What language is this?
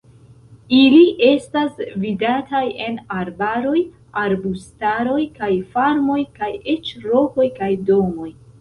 Esperanto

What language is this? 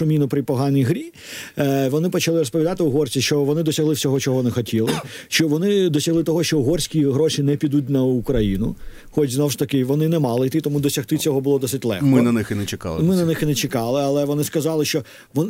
Ukrainian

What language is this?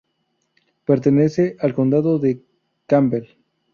Spanish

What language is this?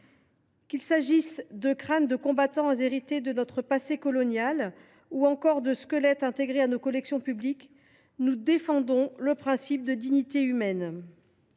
French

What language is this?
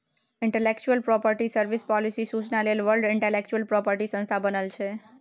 Maithili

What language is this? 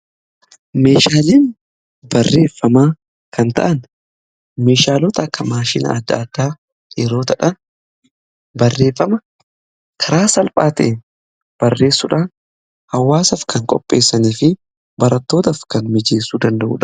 Oromo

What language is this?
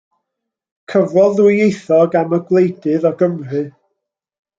Welsh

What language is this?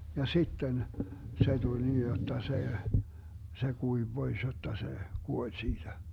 Finnish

